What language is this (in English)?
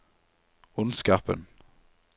Norwegian